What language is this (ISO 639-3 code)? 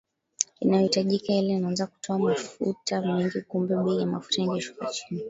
swa